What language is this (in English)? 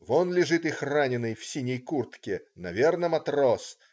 Russian